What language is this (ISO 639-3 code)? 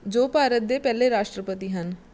pan